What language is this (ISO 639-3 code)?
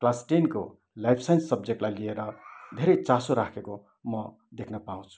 nep